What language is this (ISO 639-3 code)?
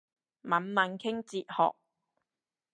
yue